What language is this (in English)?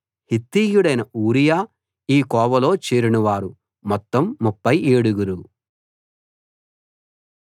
Telugu